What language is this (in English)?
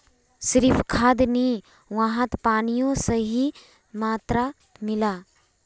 Magahi